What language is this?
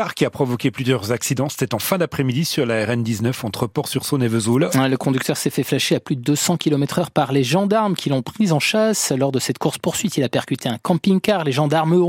French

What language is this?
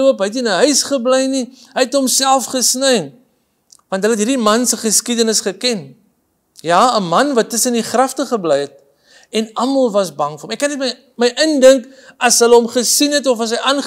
Dutch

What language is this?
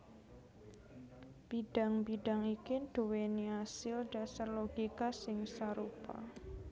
Javanese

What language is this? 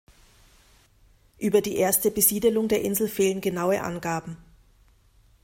German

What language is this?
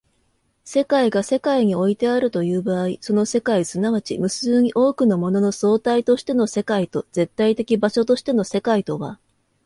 Japanese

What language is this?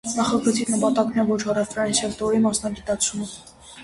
Armenian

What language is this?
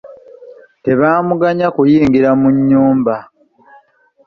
Ganda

